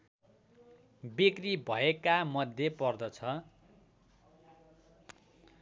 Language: Nepali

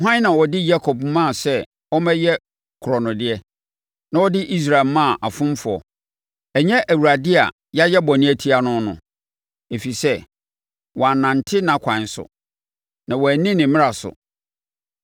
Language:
Akan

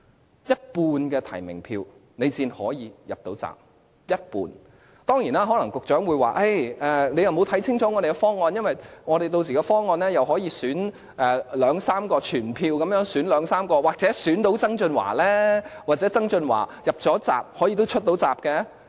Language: Cantonese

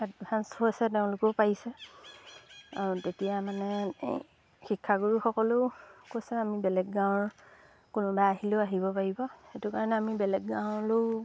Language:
Assamese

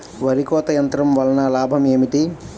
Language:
Telugu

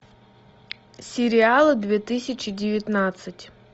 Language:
Russian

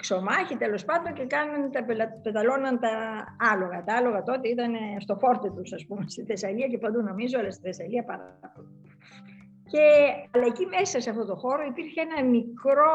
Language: Greek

